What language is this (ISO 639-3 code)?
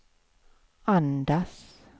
swe